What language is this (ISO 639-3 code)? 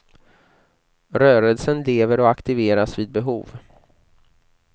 swe